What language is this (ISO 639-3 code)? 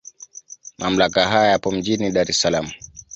swa